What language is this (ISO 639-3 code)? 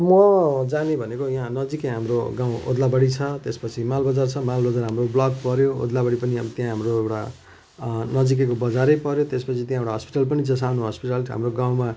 nep